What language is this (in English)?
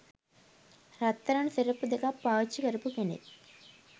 Sinhala